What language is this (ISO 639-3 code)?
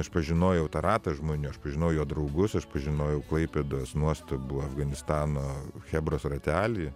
lit